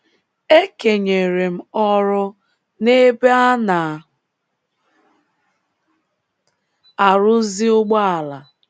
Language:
Igbo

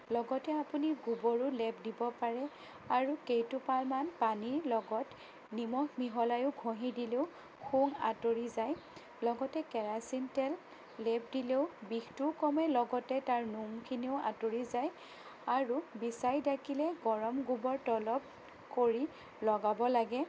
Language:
Assamese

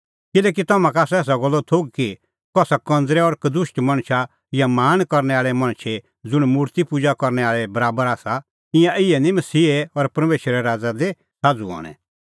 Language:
Kullu Pahari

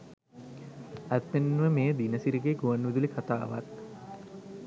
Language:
Sinhala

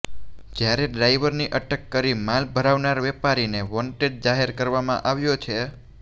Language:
Gujarati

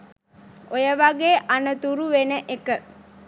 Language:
Sinhala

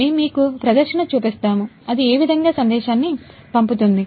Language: Telugu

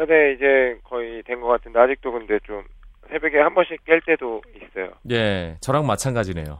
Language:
Korean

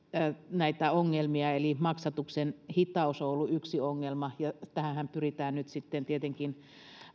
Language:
Finnish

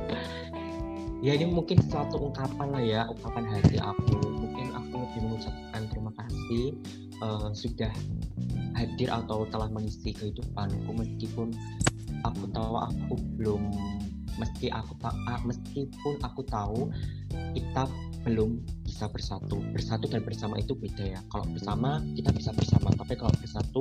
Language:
Indonesian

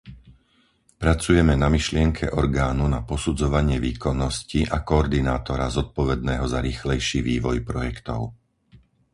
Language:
Slovak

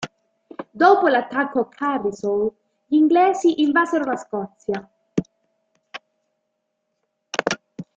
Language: Italian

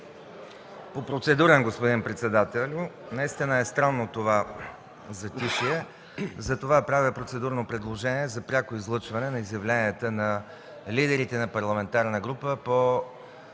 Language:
Bulgarian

